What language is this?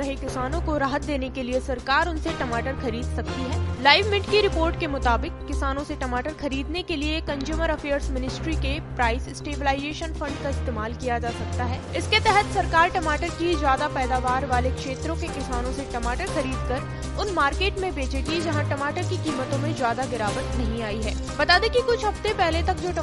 Hindi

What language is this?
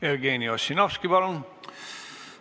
Estonian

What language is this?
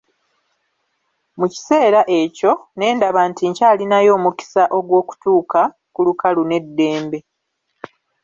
Ganda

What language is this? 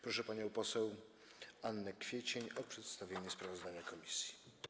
Polish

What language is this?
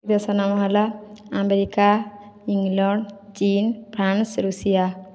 Odia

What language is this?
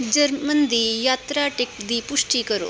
Punjabi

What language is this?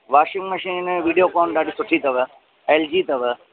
Sindhi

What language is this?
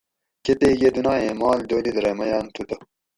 Gawri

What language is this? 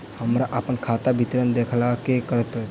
Maithili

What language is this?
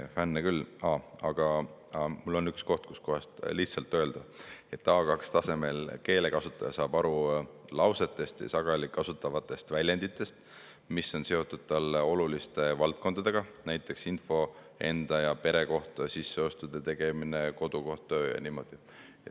Estonian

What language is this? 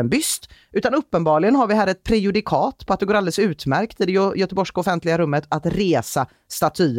Swedish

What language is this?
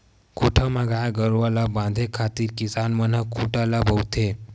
Chhattisgarhi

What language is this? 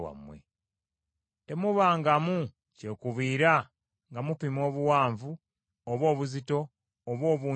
Ganda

